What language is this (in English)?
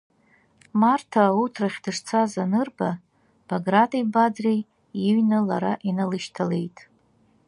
Abkhazian